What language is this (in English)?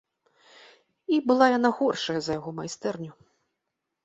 Belarusian